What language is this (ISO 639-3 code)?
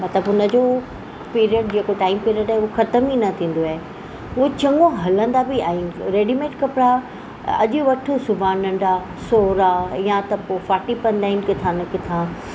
snd